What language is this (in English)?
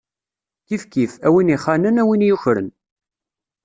Kabyle